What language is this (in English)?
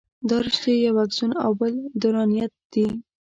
Pashto